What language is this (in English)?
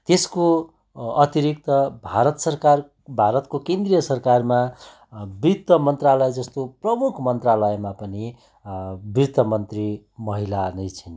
Nepali